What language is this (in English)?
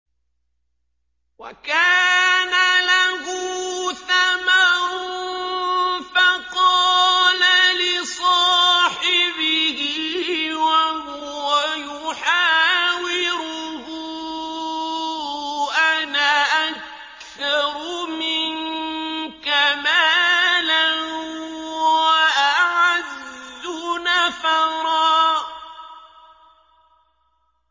Arabic